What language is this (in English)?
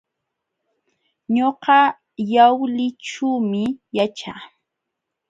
Jauja Wanca Quechua